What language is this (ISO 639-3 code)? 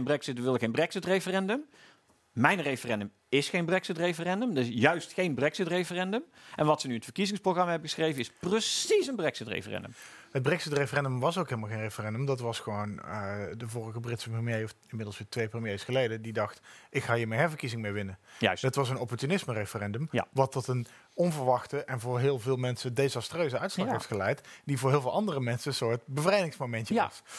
nld